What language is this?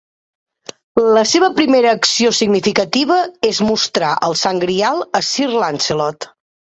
Catalan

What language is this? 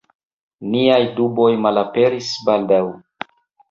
Esperanto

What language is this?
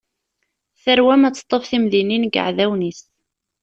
Kabyle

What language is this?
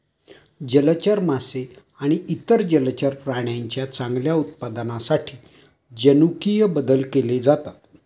Marathi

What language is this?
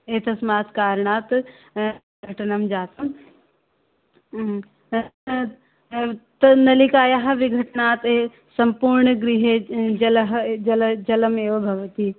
Sanskrit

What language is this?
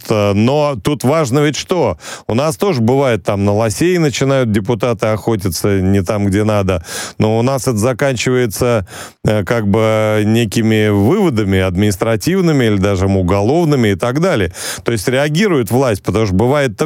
Russian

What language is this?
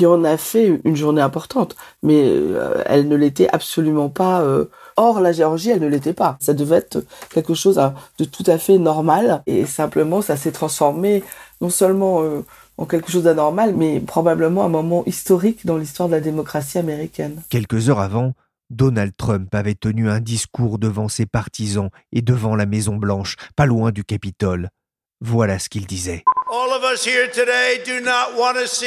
French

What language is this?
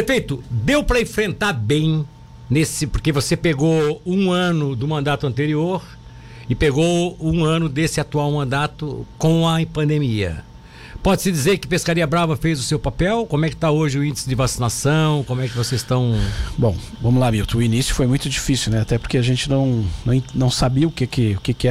Portuguese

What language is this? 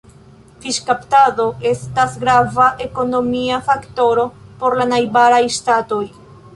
Esperanto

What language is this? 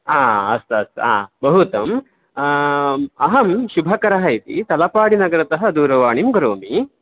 Sanskrit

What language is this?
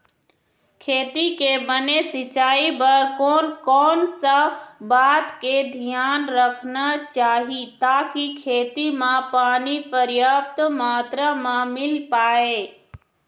Chhattisgarhi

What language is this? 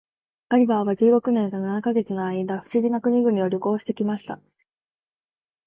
Japanese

